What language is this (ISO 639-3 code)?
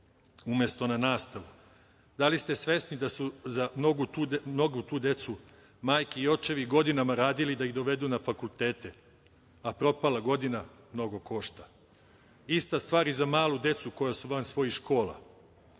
srp